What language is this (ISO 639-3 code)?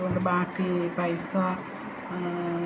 mal